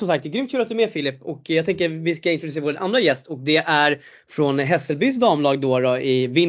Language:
Swedish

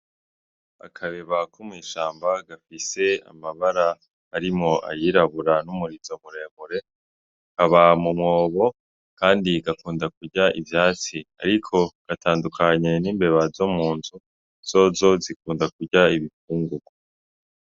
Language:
Rundi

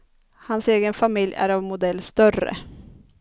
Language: Swedish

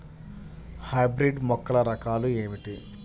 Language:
Telugu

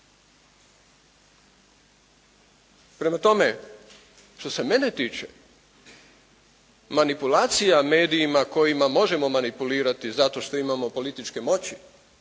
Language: Croatian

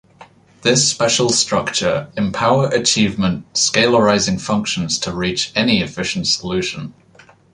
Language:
English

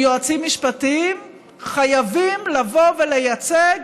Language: Hebrew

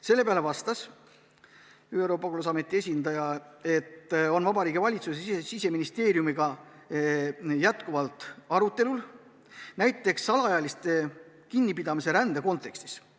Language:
Estonian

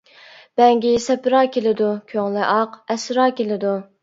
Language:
Uyghur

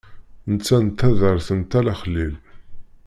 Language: Kabyle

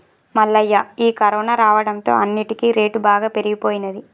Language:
Telugu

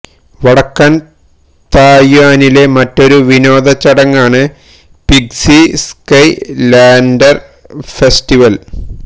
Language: Malayalam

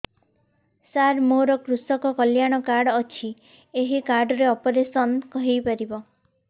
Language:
Odia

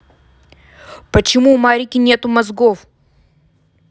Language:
Russian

